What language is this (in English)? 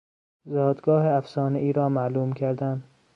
Persian